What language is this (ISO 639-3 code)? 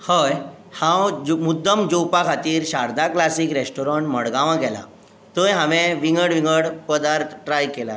kok